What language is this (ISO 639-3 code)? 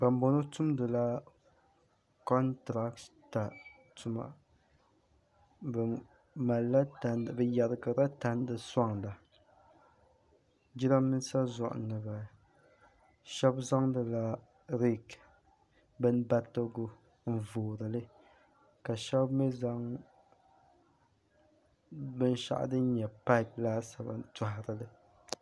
dag